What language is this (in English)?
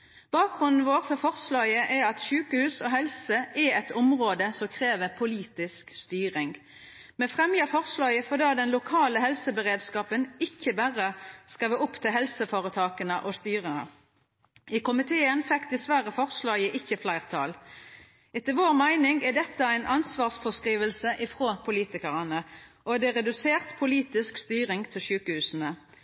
Norwegian Nynorsk